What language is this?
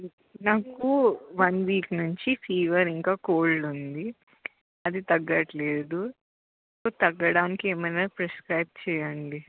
Telugu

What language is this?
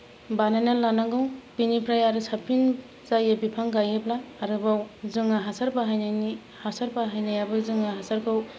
Bodo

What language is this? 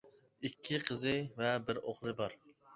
Uyghur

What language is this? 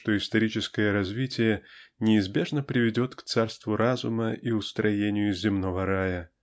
Russian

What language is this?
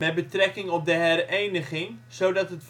Dutch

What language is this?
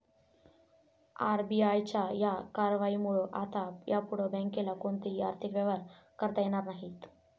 Marathi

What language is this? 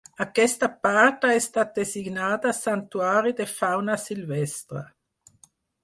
Catalan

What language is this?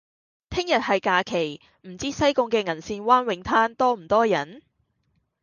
Cantonese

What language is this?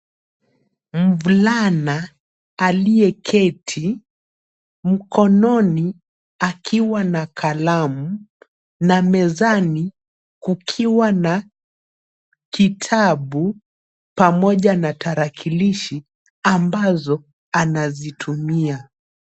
Swahili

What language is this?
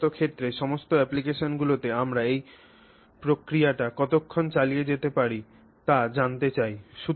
Bangla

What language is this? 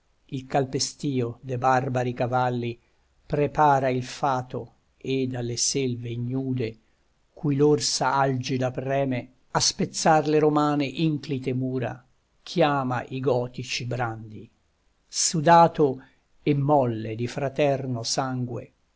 Italian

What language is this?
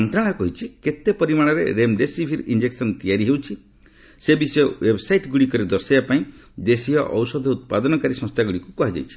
Odia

